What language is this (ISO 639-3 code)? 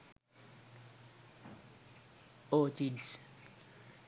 sin